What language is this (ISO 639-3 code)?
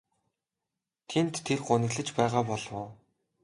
mon